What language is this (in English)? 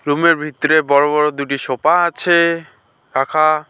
Bangla